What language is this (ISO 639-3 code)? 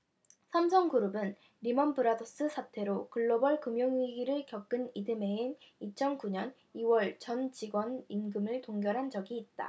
kor